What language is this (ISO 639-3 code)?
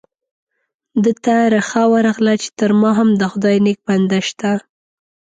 pus